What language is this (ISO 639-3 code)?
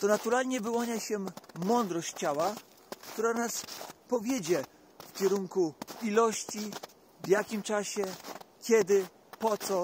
pol